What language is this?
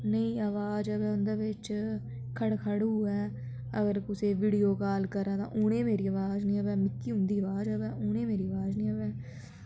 Dogri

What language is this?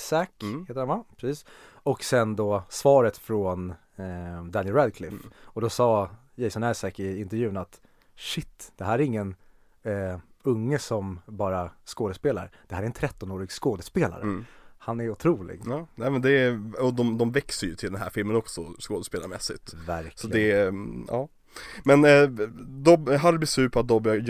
Swedish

